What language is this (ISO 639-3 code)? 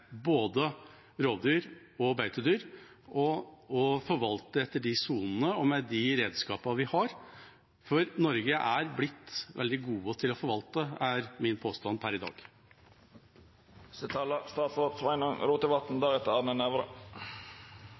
nob